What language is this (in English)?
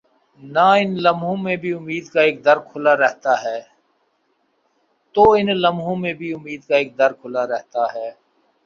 Urdu